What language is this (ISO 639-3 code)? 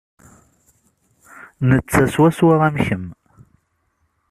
kab